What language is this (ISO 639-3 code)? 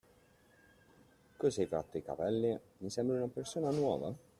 ita